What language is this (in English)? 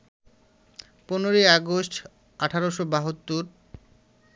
Bangla